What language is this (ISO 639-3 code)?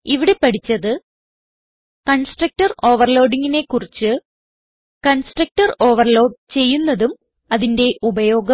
mal